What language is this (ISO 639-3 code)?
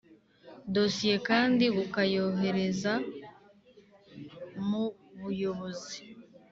kin